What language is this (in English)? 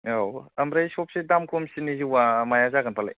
Bodo